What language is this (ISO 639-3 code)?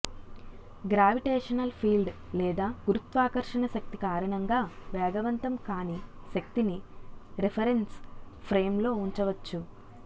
tel